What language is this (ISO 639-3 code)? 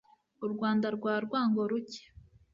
kin